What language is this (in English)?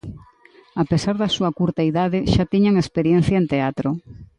Galician